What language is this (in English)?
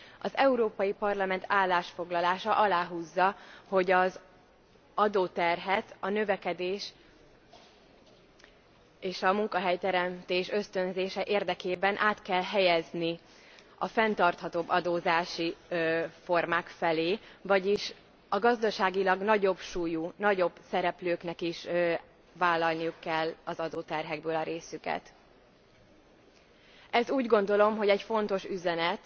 Hungarian